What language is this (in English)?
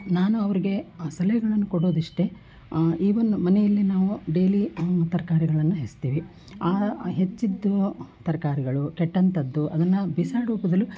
Kannada